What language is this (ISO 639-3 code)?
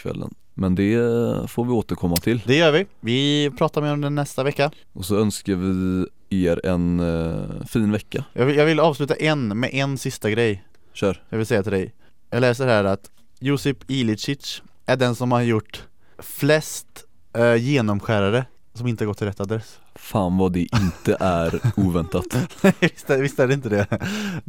swe